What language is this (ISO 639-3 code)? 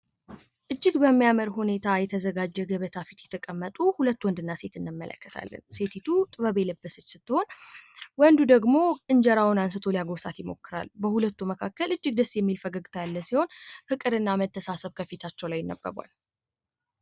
amh